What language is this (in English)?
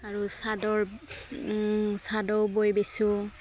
Assamese